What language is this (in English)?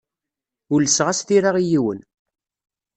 Kabyle